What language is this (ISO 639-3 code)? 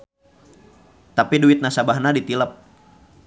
sun